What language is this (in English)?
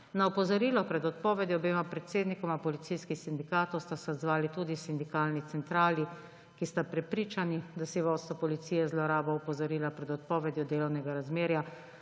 Slovenian